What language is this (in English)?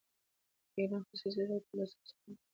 Pashto